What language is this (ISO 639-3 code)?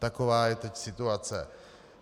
ces